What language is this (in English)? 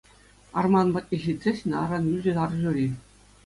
Chuvash